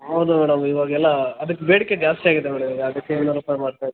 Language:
Kannada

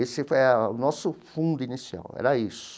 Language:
Portuguese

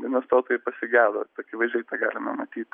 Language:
Lithuanian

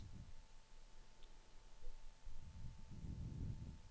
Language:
Swedish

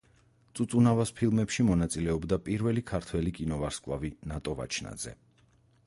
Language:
Georgian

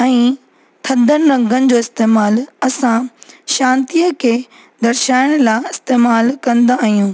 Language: Sindhi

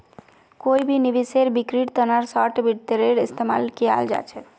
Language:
Magahi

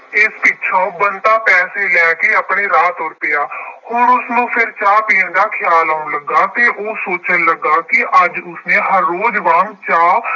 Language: Punjabi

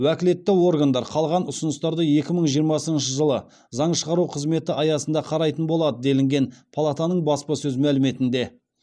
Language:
Kazakh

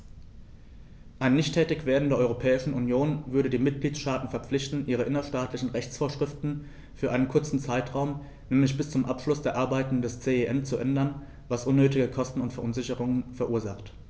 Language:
German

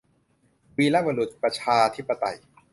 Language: Thai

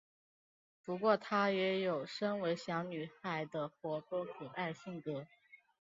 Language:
Chinese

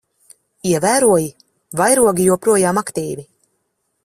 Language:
Latvian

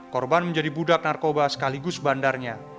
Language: Indonesian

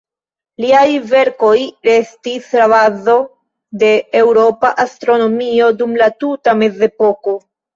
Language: Esperanto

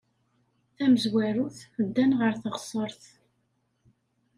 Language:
Kabyle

